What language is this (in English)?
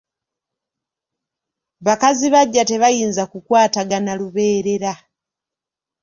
Ganda